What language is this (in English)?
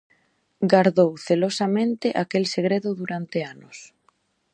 Galician